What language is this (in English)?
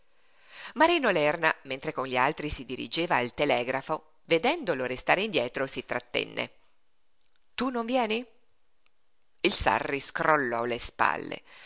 Italian